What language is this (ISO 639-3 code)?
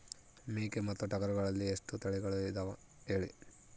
kan